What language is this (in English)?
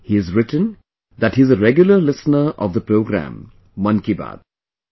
English